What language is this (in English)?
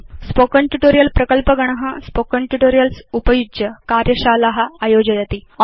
Sanskrit